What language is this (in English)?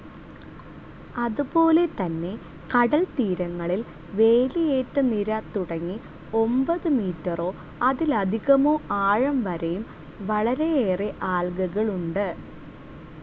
Malayalam